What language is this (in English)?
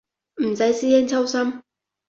Cantonese